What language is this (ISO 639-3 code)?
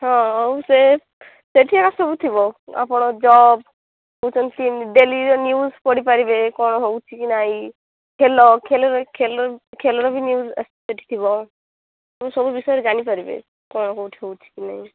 ori